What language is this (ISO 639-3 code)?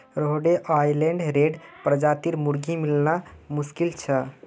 mag